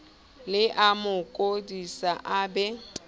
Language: Southern Sotho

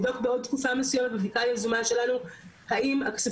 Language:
Hebrew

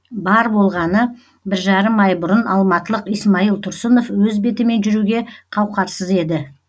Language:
Kazakh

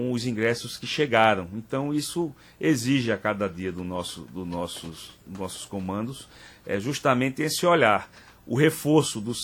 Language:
Portuguese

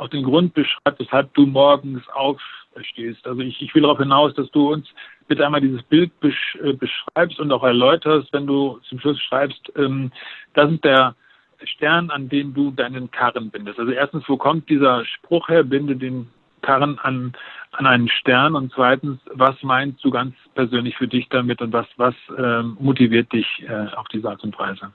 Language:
German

